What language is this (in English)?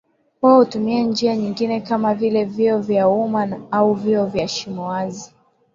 Swahili